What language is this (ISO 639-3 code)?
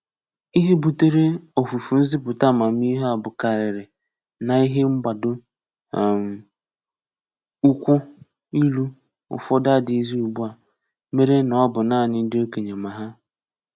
ibo